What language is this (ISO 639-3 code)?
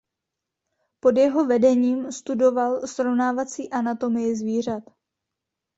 ces